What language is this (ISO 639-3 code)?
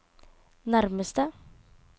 nor